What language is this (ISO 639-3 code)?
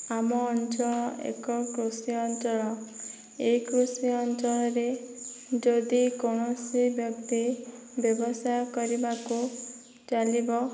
ori